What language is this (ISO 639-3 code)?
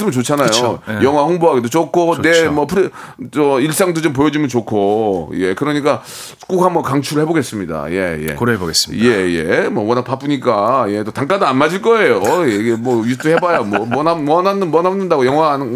kor